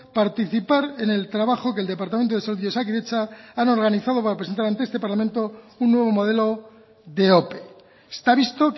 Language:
Spanish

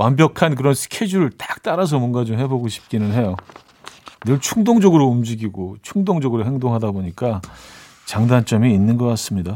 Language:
Korean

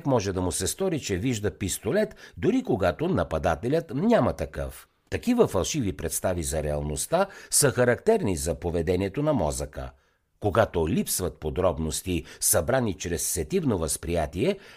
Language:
Bulgarian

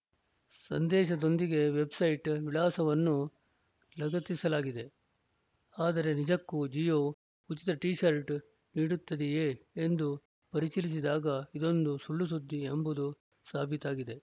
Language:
Kannada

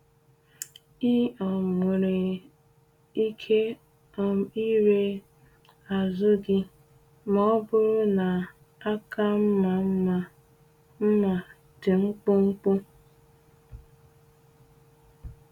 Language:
Igbo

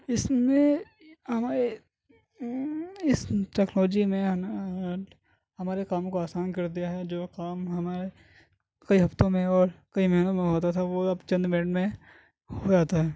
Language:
Urdu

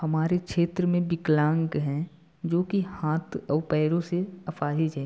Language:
Hindi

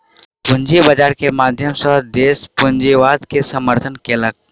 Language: Maithili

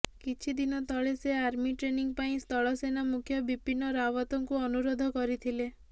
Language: Odia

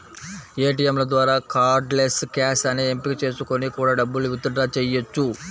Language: Telugu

